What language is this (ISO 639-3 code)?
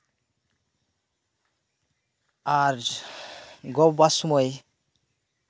sat